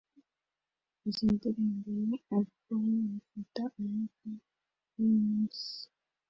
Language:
Kinyarwanda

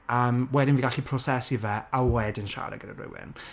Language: Welsh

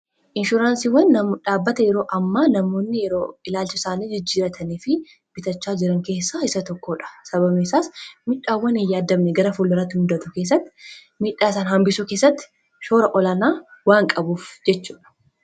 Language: Oromo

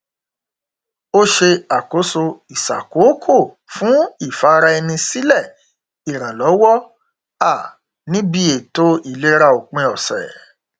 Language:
Yoruba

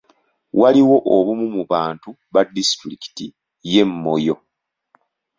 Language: Ganda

